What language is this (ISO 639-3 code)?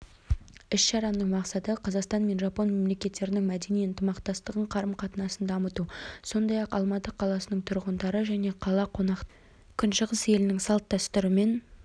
kaz